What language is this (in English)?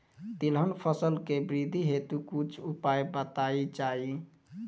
Bhojpuri